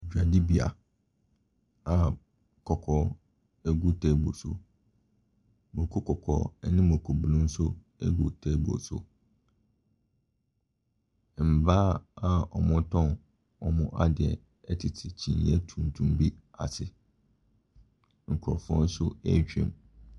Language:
Akan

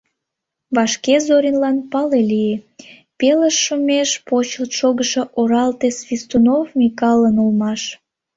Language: Mari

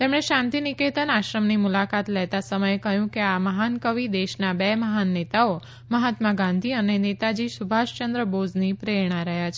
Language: Gujarati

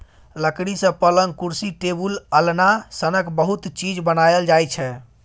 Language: Maithili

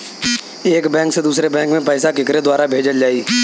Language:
Bhojpuri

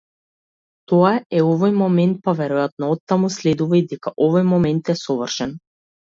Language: Macedonian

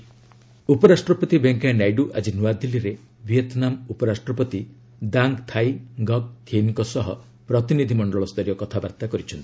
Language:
Odia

